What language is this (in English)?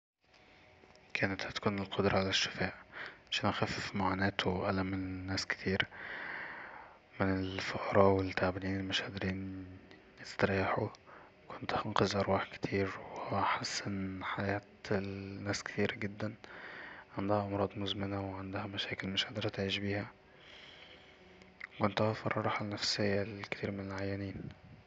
Egyptian Arabic